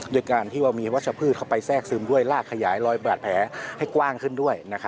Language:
Thai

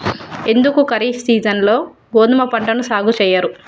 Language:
Telugu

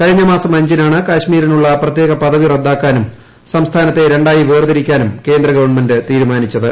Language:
Malayalam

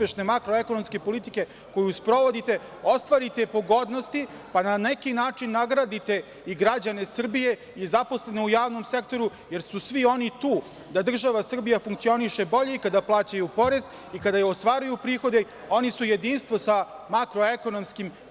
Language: Serbian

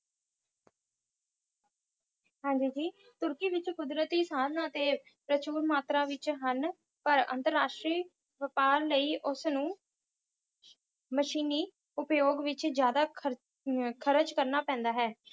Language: Punjabi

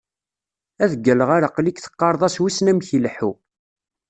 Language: Kabyle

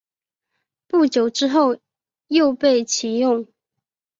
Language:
Chinese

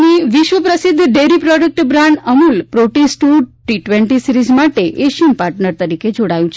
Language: Gujarati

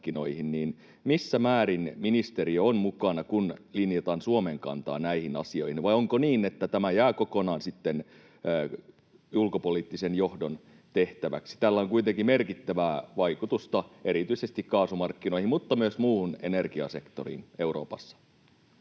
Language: Finnish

